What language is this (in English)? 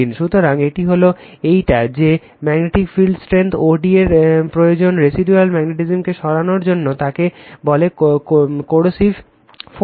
Bangla